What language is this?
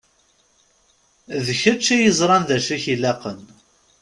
Kabyle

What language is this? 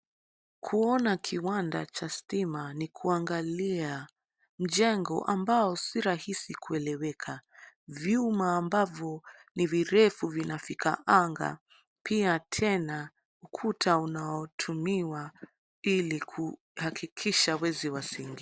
Swahili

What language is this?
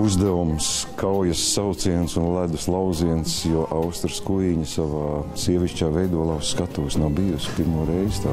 Latvian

